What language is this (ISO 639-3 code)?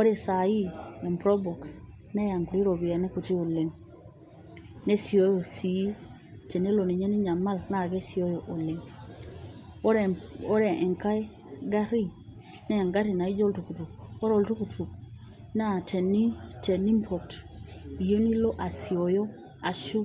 mas